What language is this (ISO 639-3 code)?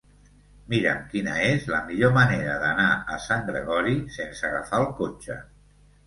cat